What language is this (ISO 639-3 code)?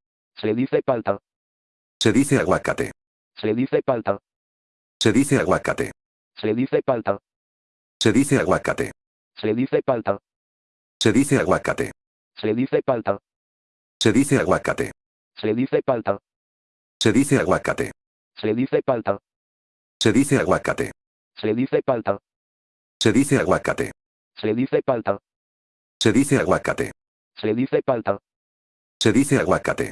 spa